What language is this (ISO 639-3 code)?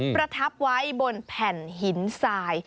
tha